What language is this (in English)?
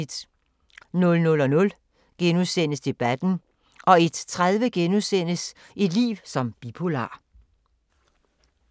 Danish